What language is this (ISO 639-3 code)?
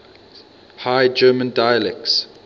eng